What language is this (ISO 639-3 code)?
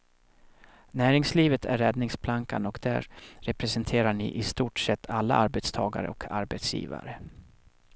swe